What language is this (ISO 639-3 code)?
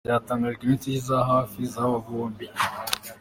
kin